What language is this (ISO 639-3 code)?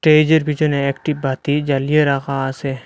ben